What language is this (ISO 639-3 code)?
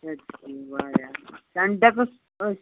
kas